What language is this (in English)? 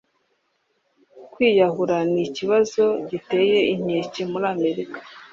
Kinyarwanda